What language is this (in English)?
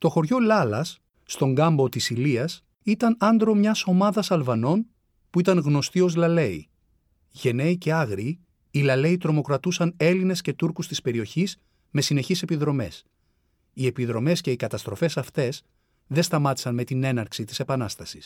Greek